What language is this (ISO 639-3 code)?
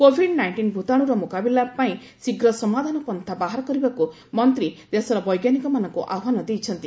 ori